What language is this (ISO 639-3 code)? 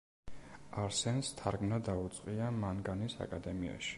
kat